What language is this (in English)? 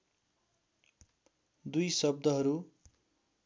Nepali